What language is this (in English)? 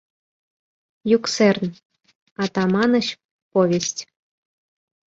Mari